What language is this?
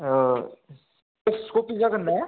Bodo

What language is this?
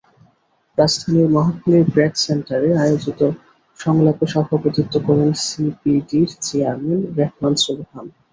Bangla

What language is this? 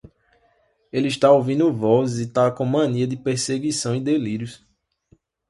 Portuguese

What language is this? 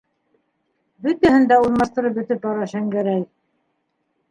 Bashkir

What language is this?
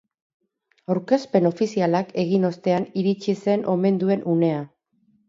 Basque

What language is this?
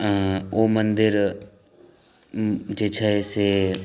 Maithili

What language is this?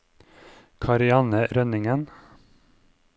Norwegian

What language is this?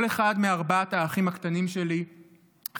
Hebrew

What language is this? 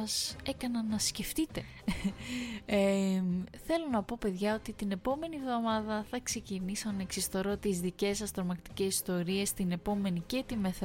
Greek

